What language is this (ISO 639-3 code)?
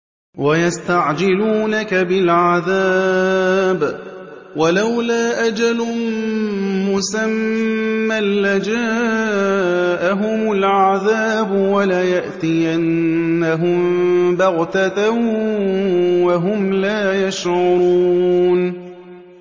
ara